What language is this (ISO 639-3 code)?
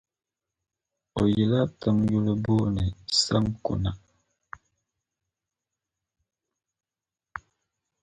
dag